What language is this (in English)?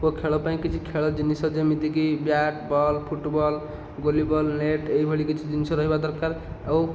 Odia